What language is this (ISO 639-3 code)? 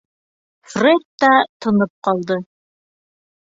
bak